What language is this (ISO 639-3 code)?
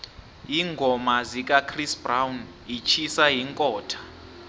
nbl